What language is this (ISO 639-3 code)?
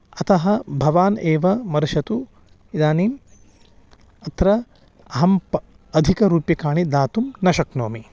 san